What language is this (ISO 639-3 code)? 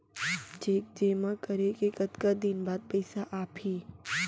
hne